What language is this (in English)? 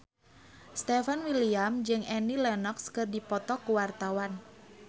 Sundanese